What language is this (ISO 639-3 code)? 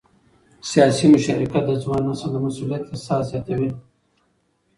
pus